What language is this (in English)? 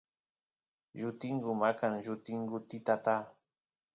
Santiago del Estero Quichua